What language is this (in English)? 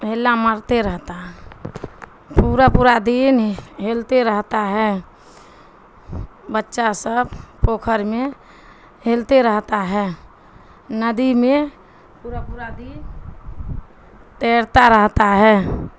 Urdu